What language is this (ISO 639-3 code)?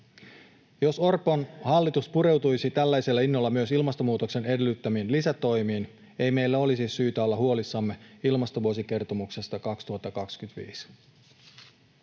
fin